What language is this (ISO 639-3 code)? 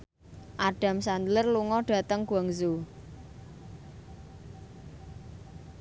jav